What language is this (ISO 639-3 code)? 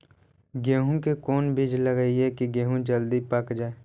mag